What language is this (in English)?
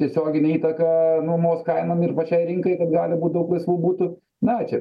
Lithuanian